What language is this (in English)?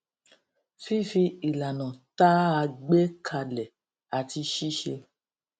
Yoruba